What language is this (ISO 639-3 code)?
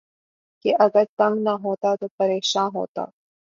urd